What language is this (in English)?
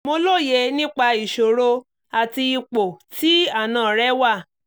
Yoruba